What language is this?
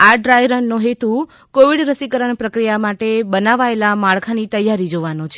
Gujarati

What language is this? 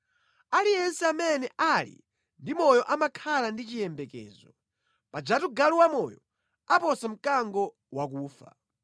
Nyanja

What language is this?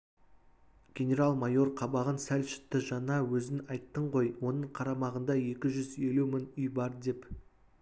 Kazakh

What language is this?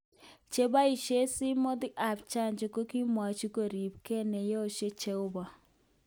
Kalenjin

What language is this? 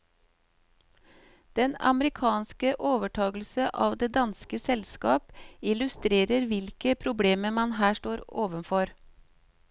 Norwegian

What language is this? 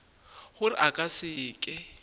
Northern Sotho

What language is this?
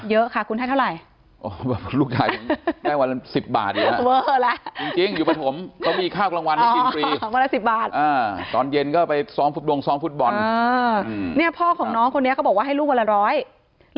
Thai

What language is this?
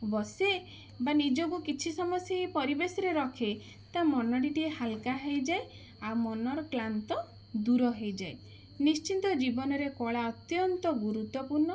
Odia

